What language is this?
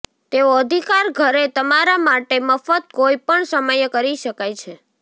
Gujarati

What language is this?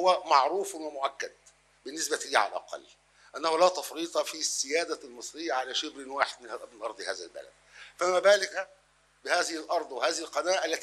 Arabic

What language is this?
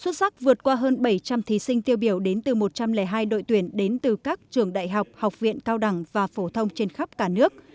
Vietnamese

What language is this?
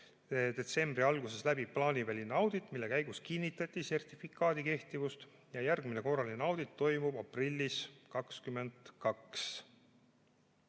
Estonian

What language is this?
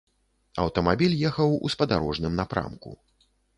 Belarusian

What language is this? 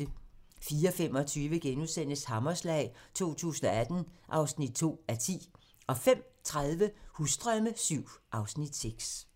Danish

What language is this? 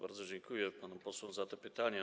Polish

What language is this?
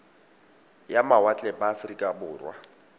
Tswana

